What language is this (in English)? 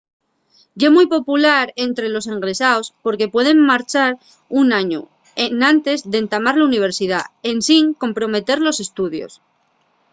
Asturian